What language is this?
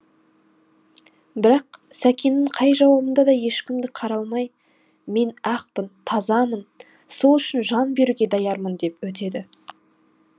Kazakh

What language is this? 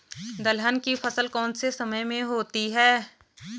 Hindi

